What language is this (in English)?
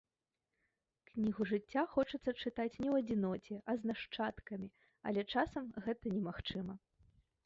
Belarusian